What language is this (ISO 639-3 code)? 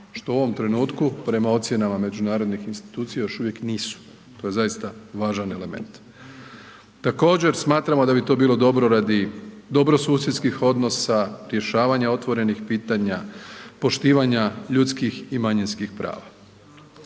hrv